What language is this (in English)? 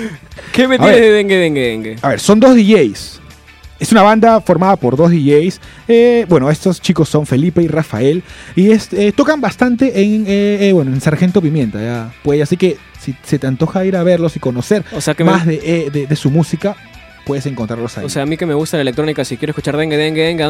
Spanish